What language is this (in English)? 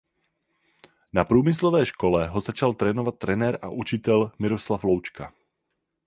Czech